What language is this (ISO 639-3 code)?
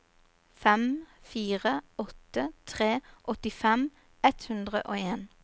nor